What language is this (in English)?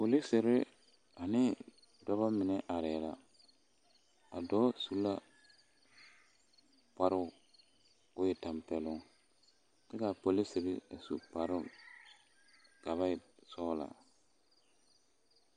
Southern Dagaare